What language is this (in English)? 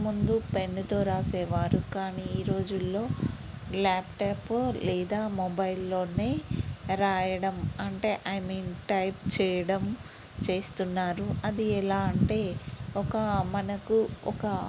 Telugu